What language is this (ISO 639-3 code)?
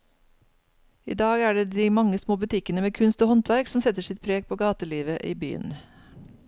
nor